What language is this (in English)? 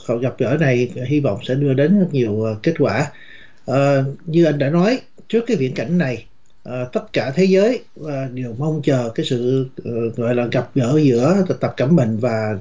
Vietnamese